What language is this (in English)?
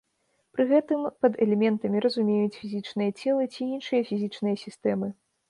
Belarusian